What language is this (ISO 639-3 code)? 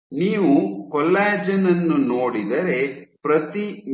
kan